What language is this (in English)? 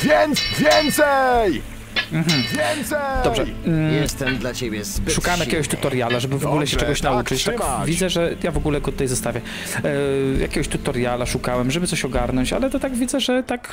Polish